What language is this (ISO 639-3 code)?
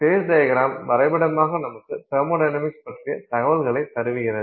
tam